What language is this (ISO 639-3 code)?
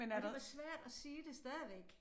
dan